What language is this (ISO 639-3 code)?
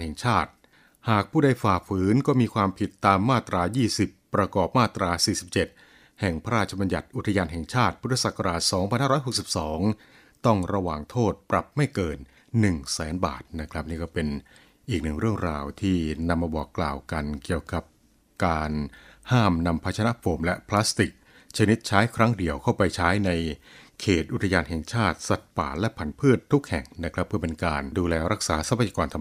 tha